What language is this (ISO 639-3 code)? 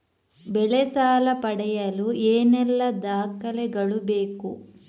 kan